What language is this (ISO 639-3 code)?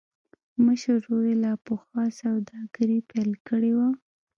pus